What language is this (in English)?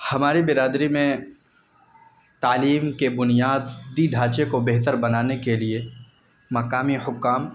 Urdu